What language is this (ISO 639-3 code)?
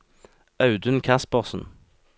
nor